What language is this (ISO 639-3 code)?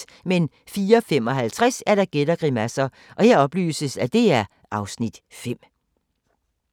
dan